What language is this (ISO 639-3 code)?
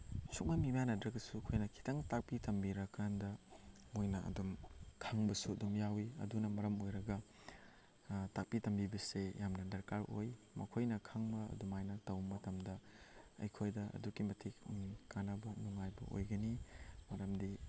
mni